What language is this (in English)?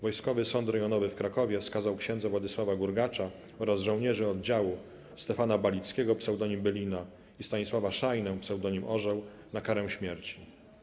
Polish